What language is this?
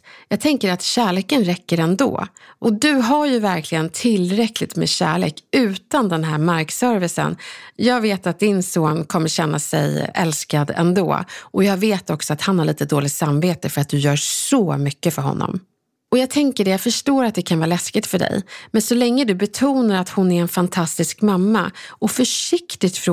Swedish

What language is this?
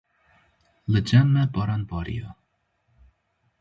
Kurdish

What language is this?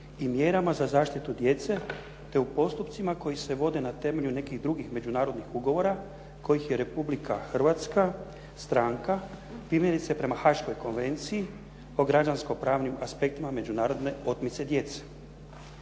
Croatian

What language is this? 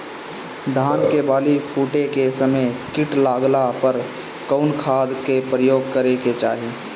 Bhojpuri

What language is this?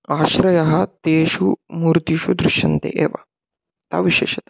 Sanskrit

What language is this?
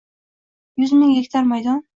Uzbek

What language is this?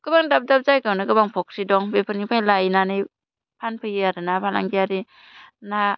Bodo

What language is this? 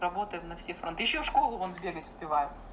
Russian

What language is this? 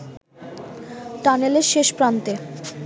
Bangla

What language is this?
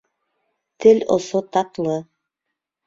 Bashkir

